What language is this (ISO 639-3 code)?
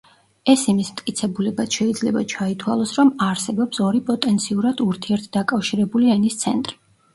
kat